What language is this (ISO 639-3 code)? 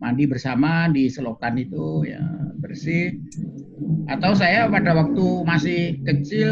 ind